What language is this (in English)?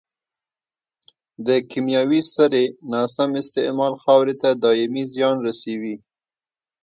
Pashto